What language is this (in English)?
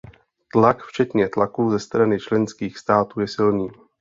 Czech